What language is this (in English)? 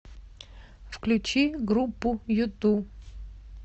Russian